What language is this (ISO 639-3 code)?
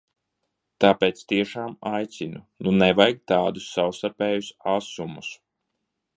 lav